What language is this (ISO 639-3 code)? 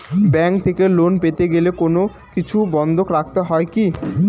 ben